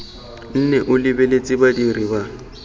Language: Tswana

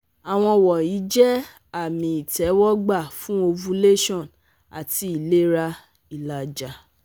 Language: Yoruba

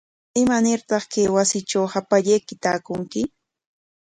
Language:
Corongo Ancash Quechua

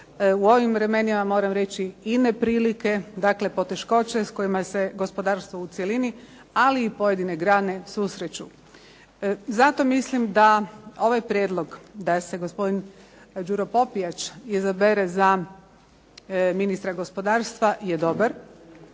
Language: Croatian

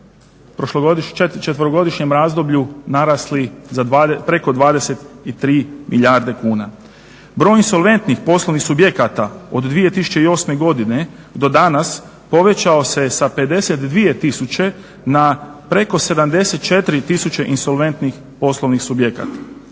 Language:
Croatian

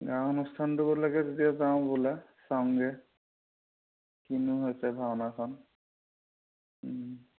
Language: Assamese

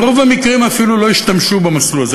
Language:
Hebrew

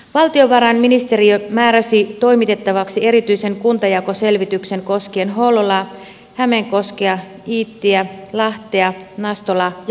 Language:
Finnish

